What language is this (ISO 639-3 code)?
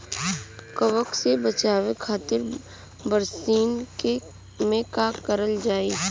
bho